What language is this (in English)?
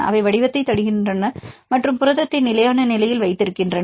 Tamil